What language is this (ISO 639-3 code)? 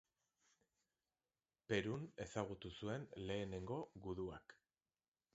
eus